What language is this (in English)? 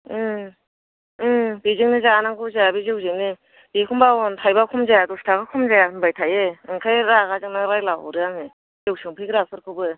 Bodo